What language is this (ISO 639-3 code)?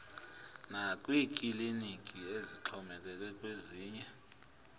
xho